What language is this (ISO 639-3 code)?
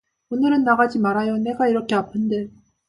kor